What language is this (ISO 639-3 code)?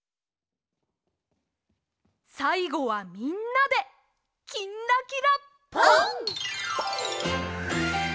jpn